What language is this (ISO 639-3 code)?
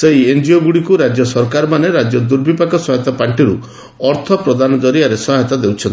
ori